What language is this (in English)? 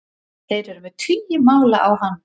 Icelandic